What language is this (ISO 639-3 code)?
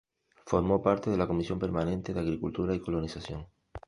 spa